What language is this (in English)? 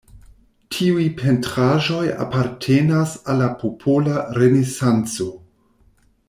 Esperanto